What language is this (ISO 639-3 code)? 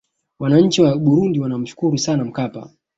swa